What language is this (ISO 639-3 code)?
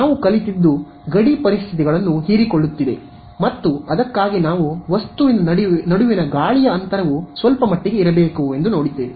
kan